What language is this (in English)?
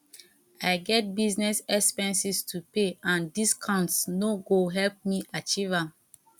Nigerian Pidgin